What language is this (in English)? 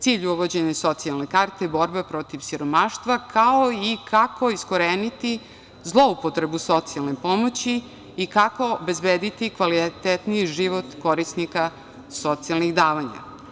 Serbian